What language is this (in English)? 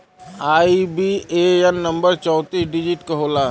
Bhojpuri